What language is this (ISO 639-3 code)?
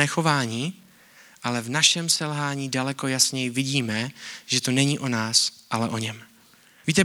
ces